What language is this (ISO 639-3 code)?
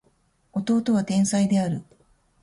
jpn